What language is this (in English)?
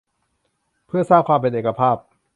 Thai